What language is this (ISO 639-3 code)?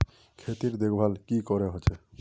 mag